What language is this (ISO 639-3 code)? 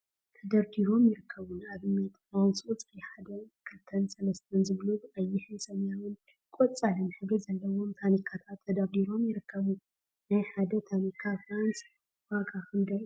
tir